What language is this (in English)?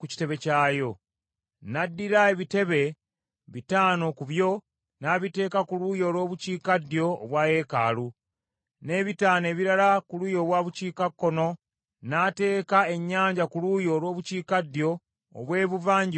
Ganda